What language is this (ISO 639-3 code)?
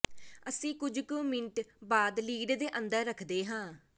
pan